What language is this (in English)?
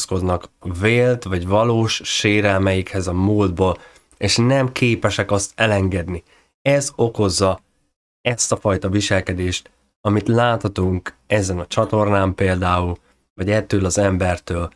Hungarian